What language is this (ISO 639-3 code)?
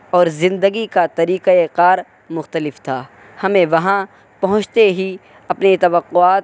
urd